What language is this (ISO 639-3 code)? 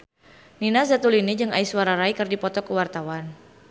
sun